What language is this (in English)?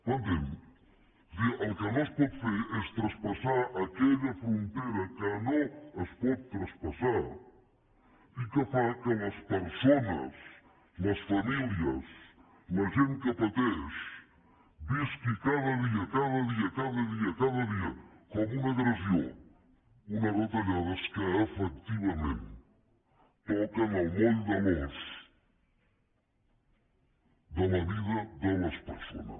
Catalan